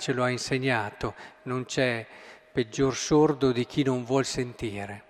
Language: Italian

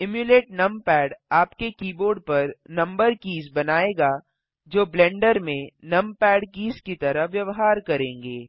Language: Hindi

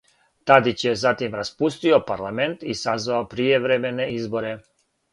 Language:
Serbian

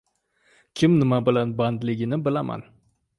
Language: Uzbek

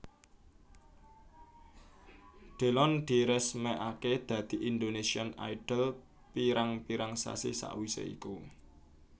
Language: Javanese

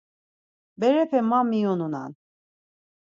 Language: Laz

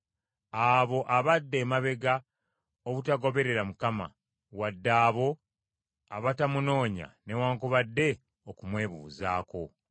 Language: Ganda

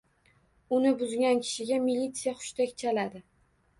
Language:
Uzbek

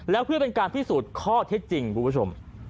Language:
Thai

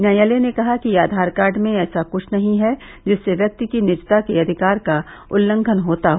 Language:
Hindi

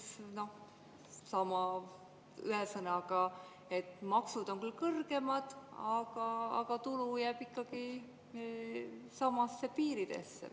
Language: Estonian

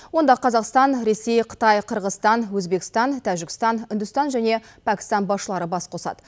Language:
Kazakh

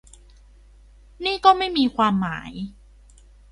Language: Thai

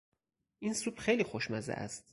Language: Persian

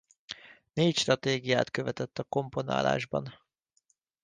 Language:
Hungarian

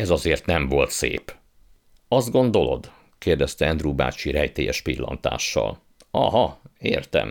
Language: Hungarian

